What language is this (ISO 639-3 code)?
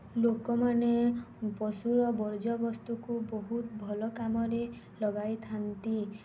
ori